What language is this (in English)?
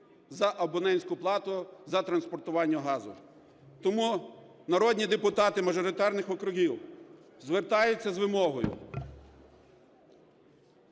Ukrainian